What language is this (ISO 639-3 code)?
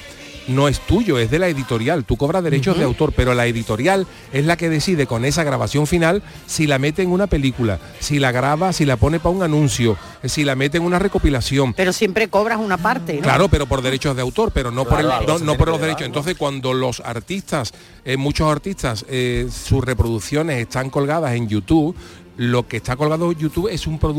spa